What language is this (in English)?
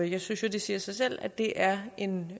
Danish